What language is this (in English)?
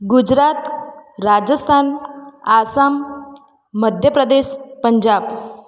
Gujarati